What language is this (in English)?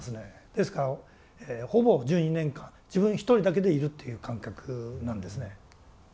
Japanese